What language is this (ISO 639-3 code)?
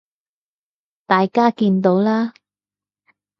yue